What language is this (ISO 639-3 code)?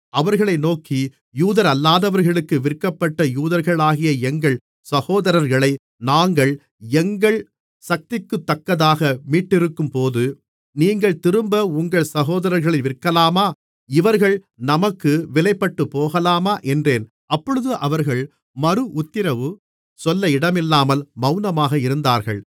tam